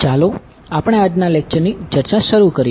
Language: Gujarati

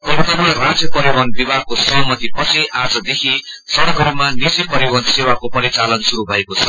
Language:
Nepali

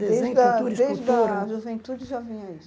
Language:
Portuguese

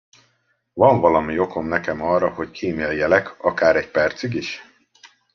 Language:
Hungarian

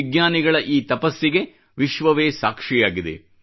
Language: Kannada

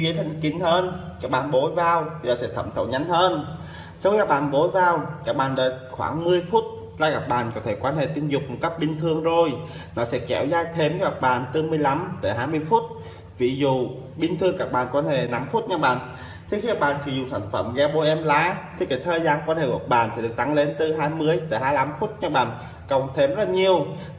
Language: Vietnamese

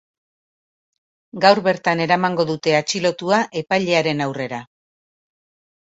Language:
Basque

